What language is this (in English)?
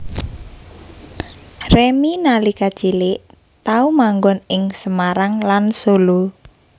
Javanese